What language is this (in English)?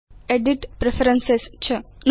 Sanskrit